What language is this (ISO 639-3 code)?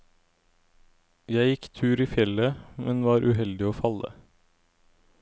nor